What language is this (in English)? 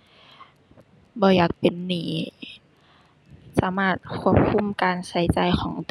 Thai